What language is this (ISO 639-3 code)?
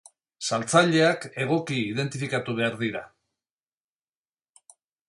eus